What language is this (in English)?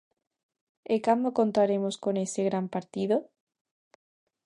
Galician